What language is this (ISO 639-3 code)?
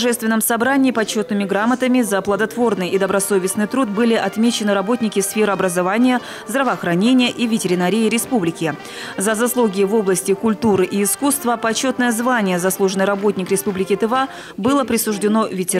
rus